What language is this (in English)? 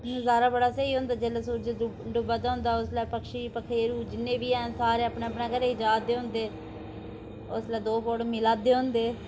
Dogri